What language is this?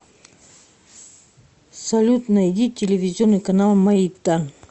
Russian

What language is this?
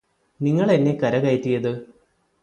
Malayalam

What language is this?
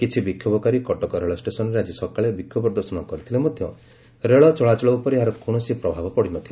Odia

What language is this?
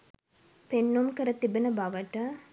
Sinhala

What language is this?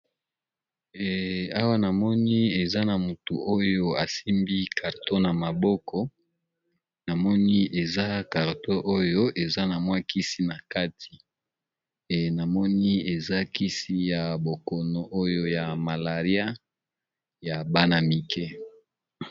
Lingala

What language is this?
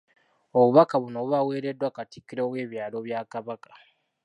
Ganda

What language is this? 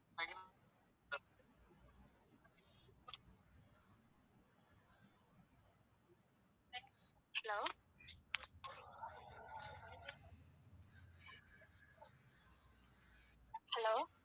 Tamil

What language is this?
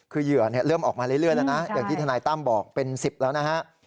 Thai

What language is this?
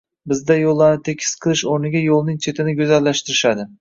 Uzbek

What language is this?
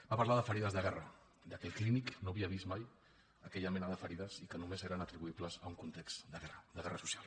Catalan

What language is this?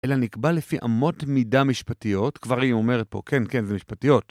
Hebrew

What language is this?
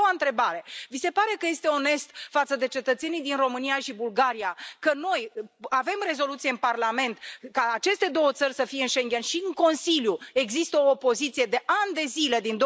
Romanian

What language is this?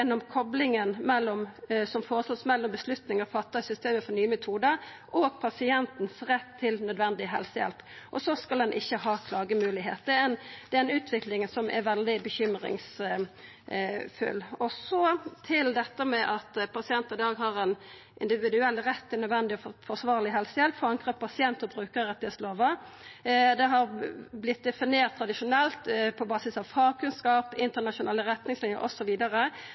Norwegian Nynorsk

